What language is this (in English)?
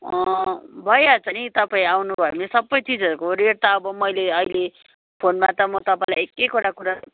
Nepali